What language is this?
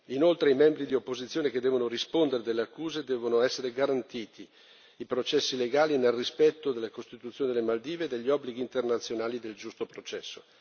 Italian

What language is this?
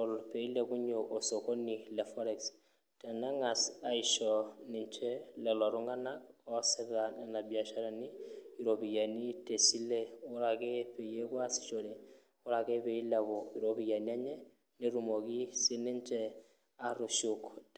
Masai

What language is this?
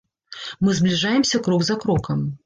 Belarusian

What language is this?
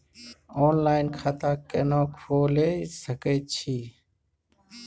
Maithili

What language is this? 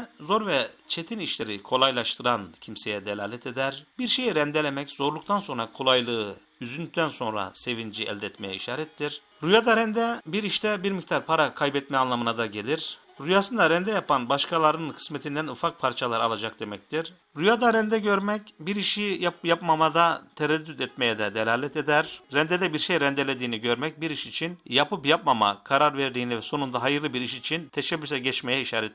Turkish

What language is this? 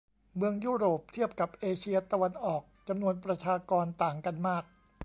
Thai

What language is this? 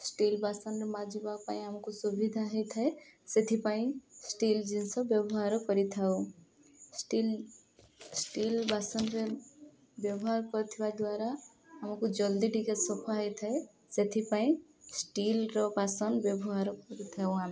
Odia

